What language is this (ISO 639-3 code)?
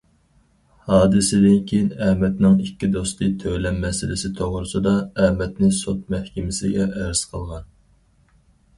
uig